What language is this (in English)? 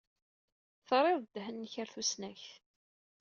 Kabyle